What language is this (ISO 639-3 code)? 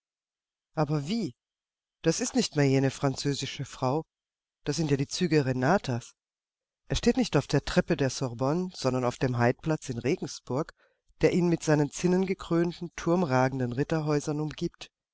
deu